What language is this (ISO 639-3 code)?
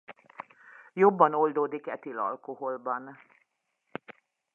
hun